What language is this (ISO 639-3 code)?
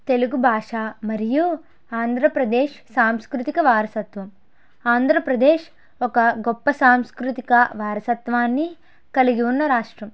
tel